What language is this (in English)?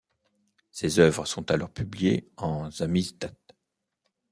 French